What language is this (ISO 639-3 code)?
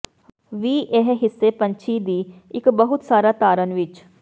pan